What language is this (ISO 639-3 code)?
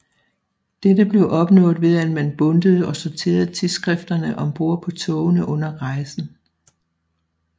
dan